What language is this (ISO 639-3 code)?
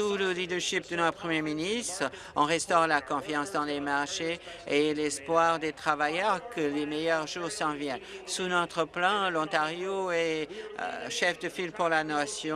fra